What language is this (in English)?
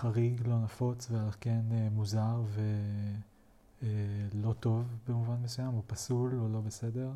Hebrew